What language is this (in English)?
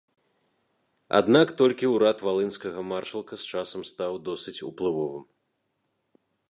Belarusian